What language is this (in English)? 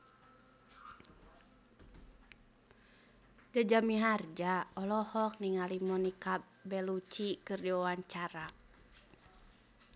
Sundanese